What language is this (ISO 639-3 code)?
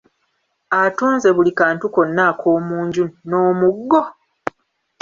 lug